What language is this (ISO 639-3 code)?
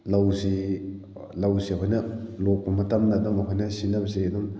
mni